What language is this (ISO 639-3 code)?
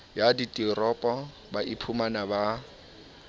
sot